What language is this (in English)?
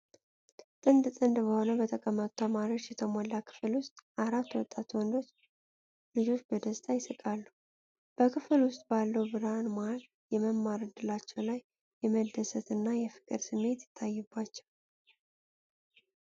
Amharic